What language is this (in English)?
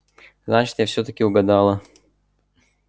Russian